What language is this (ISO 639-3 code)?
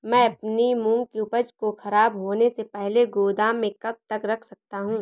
hin